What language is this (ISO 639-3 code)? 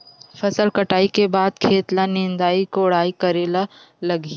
hne